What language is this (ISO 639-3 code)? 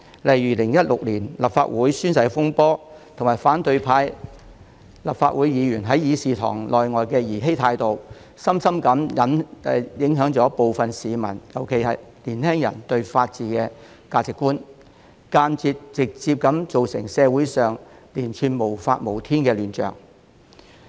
yue